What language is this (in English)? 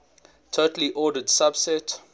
English